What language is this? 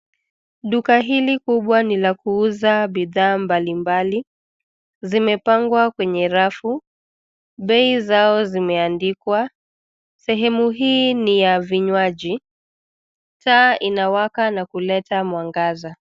Swahili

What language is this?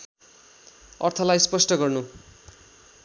Nepali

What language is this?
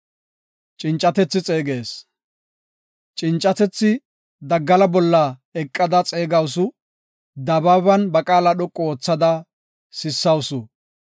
Gofa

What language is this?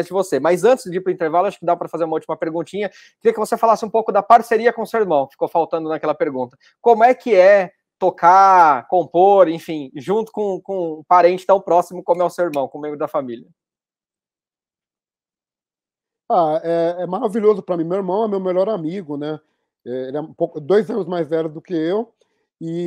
Portuguese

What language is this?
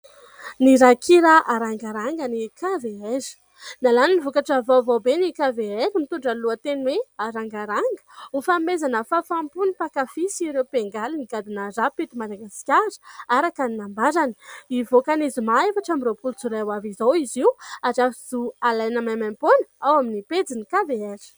Malagasy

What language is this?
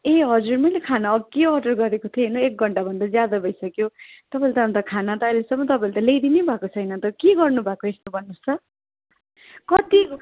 Nepali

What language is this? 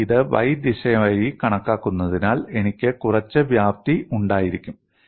Malayalam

